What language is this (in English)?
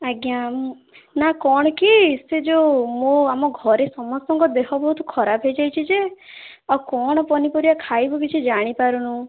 Odia